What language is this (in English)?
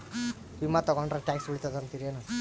Kannada